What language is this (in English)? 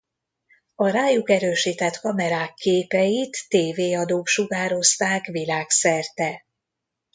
Hungarian